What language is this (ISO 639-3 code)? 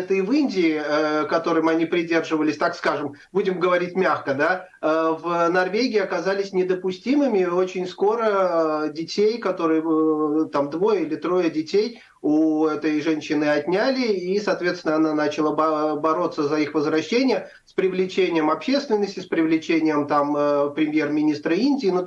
rus